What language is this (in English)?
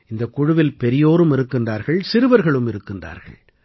Tamil